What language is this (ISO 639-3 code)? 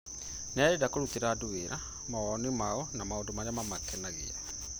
kik